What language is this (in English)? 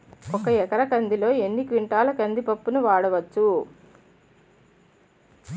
Telugu